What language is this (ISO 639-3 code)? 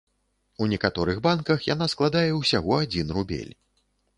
bel